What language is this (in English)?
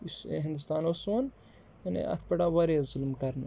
Kashmiri